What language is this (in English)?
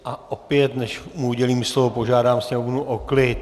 Czech